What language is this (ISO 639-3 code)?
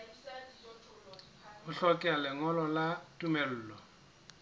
sot